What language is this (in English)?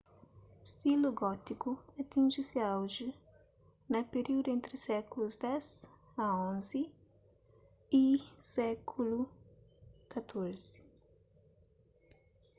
Kabuverdianu